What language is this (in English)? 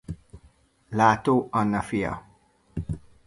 Hungarian